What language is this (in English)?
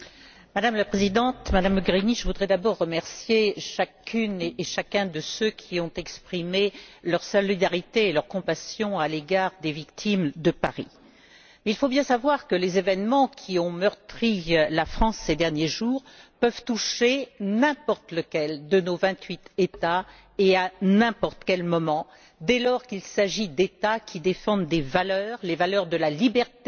French